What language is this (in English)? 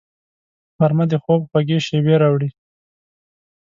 Pashto